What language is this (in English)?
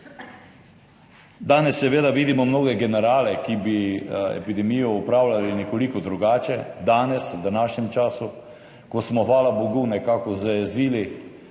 Slovenian